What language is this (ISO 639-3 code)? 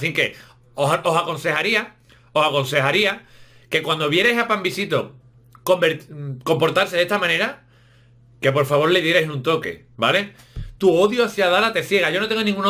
spa